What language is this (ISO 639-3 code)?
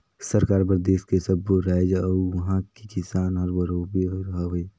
hne